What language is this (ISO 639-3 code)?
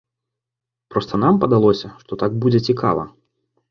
bel